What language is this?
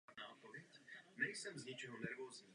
Czech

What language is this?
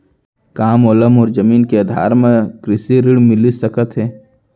Chhattisgarhi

